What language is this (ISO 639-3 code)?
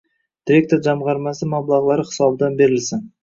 uzb